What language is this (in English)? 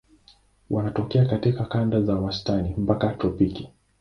Swahili